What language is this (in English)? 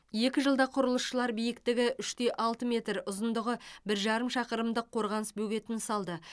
Kazakh